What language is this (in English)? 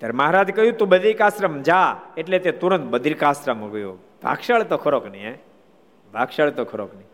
Gujarati